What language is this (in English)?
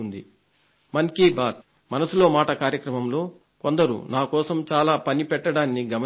Telugu